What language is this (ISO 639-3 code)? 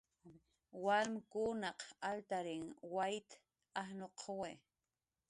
jqr